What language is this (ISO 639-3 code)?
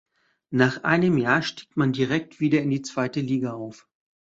deu